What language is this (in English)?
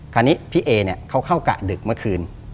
Thai